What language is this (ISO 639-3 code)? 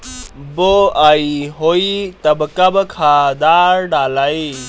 bho